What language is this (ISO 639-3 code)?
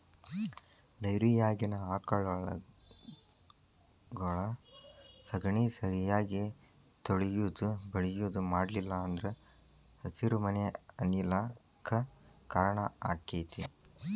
kan